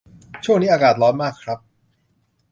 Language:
Thai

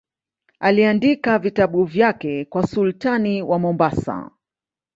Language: Swahili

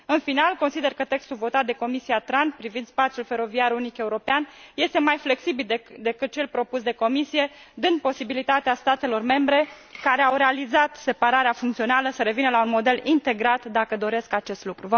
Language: Romanian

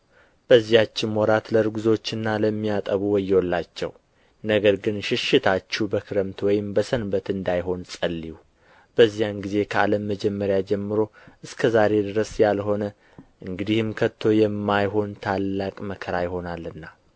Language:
Amharic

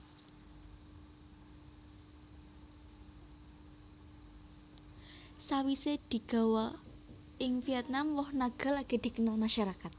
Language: Javanese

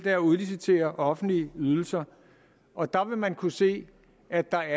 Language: Danish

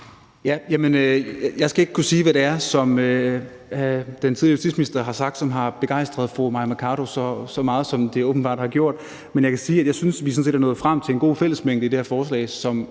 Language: Danish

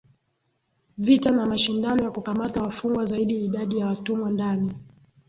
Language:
Swahili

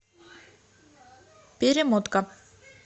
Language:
Russian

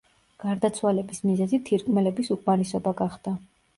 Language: Georgian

